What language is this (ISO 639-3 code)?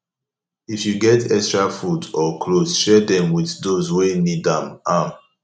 pcm